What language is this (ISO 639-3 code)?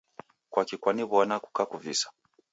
dav